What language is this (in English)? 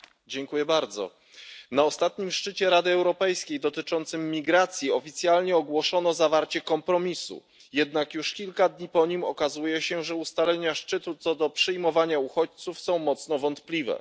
Polish